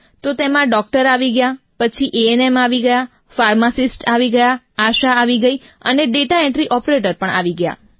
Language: Gujarati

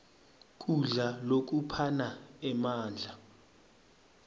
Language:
Swati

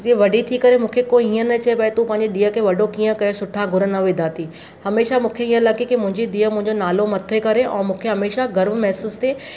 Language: Sindhi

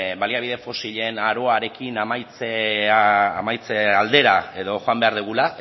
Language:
Basque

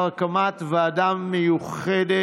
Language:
Hebrew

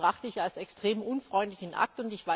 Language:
German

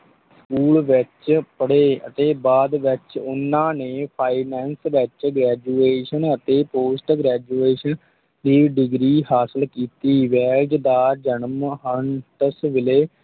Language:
Punjabi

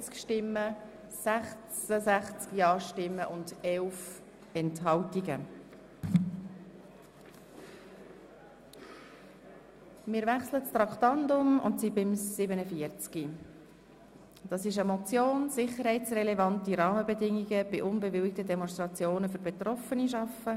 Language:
Swiss German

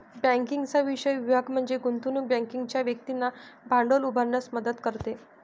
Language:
Marathi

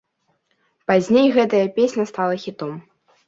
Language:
Belarusian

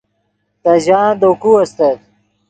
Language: Yidgha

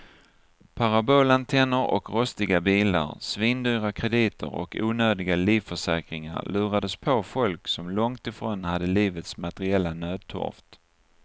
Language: Swedish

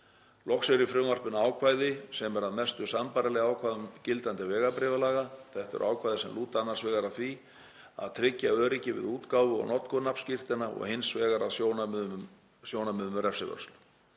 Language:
Icelandic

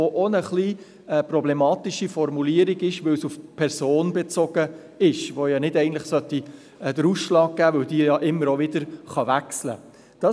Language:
Swiss German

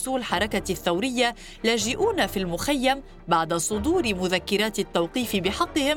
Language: Arabic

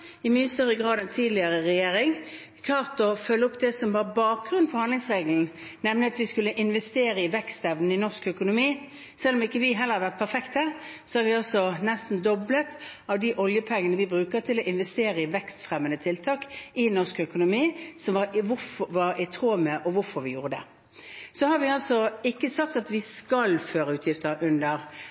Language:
Norwegian Bokmål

